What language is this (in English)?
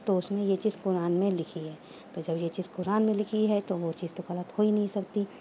Urdu